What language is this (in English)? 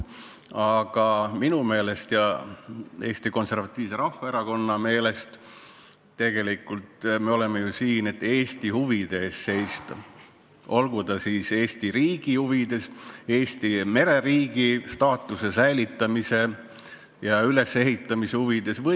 Estonian